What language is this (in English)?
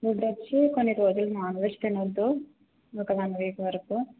Telugu